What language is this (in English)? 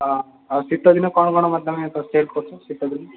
Odia